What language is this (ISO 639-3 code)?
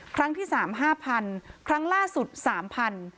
tha